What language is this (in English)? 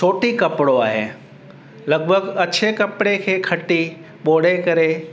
Sindhi